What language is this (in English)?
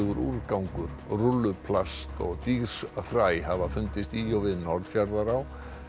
Icelandic